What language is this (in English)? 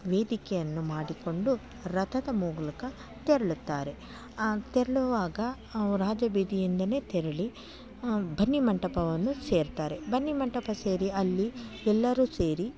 Kannada